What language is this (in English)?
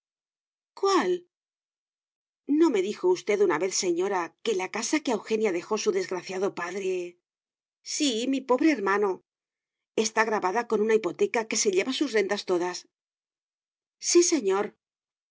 Spanish